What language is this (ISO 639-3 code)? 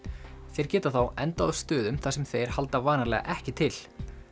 isl